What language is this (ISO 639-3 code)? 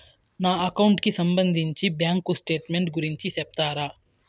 tel